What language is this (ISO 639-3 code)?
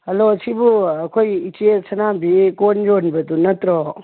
mni